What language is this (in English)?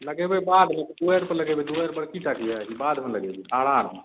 Maithili